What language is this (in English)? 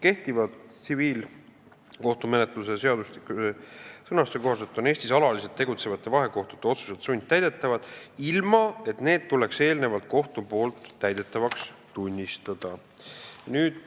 Estonian